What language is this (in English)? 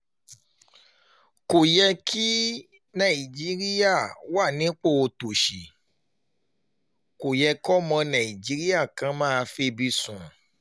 Yoruba